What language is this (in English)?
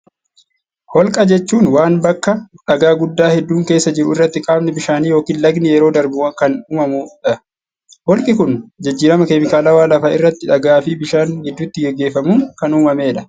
Oromo